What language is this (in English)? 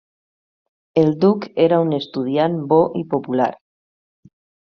Catalan